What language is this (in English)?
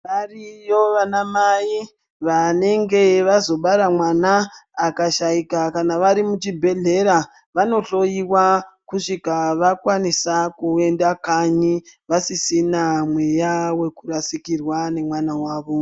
Ndau